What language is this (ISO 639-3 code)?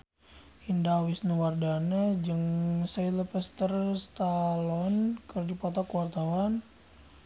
sun